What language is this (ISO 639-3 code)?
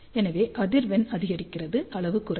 tam